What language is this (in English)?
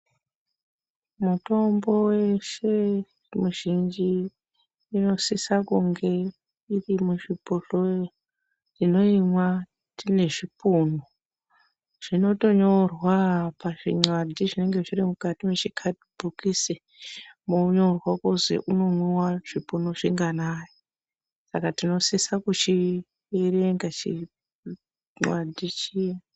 Ndau